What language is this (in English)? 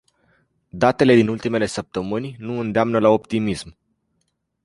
Romanian